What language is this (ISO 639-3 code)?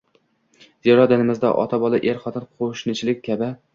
uzb